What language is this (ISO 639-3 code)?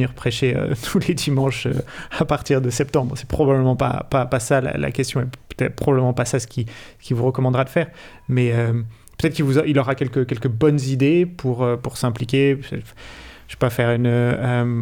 fra